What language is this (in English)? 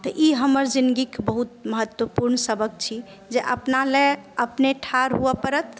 Maithili